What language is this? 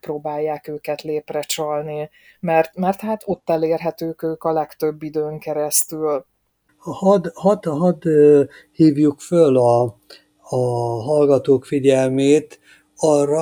Hungarian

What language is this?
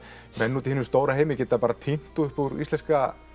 Icelandic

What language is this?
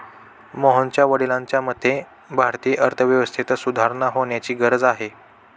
Marathi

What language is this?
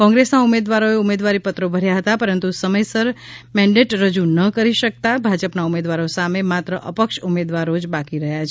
Gujarati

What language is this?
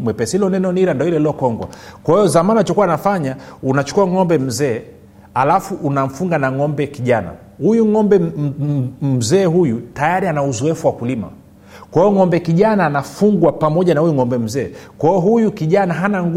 Swahili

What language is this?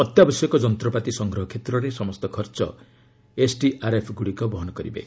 Odia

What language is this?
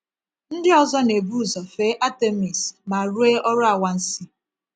Igbo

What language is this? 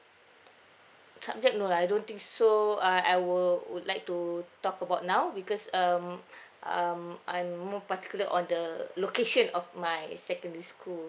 English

